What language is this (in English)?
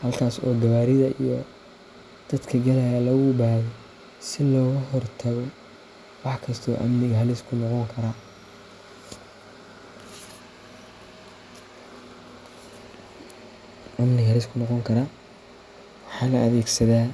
Somali